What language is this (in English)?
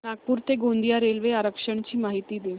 Marathi